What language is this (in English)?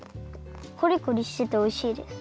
Japanese